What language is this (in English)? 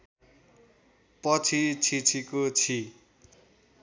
Nepali